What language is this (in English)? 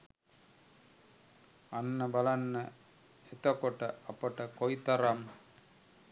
Sinhala